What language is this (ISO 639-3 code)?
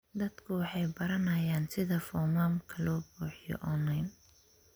som